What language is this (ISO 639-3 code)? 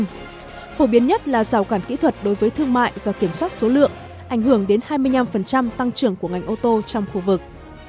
vie